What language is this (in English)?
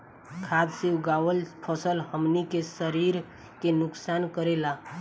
Bhojpuri